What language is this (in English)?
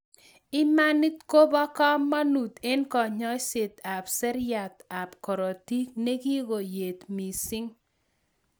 Kalenjin